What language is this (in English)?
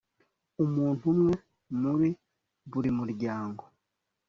Kinyarwanda